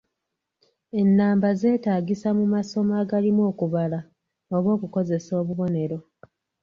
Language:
Ganda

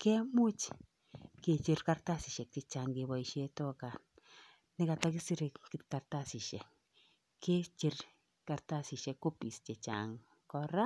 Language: Kalenjin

